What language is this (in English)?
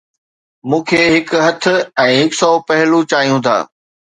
Sindhi